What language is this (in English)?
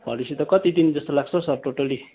Nepali